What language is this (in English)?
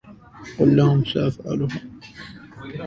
Arabic